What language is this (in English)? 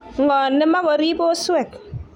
Kalenjin